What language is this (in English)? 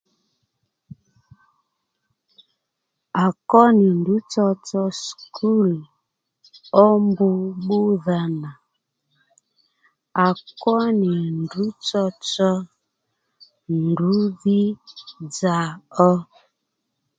Lendu